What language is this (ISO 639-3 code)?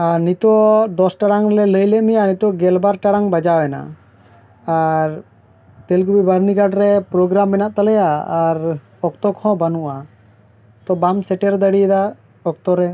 sat